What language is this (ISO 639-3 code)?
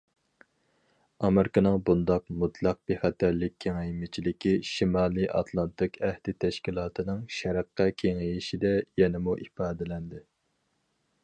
uig